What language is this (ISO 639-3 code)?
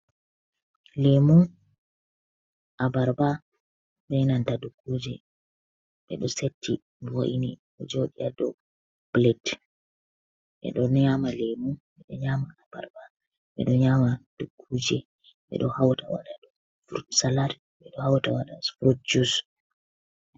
ful